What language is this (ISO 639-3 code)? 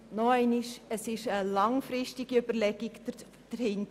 gsw